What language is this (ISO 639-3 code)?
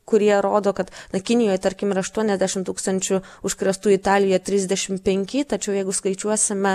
lit